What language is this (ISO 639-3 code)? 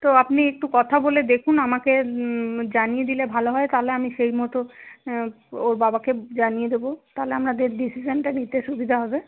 ben